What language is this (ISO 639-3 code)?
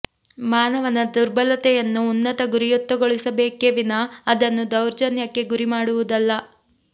kan